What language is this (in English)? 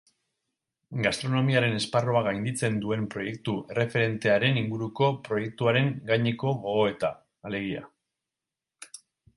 Basque